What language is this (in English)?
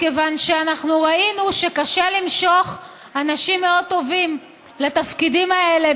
Hebrew